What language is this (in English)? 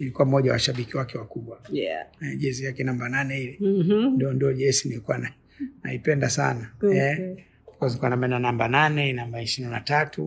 Swahili